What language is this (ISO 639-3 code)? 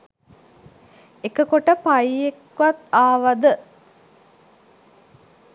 sin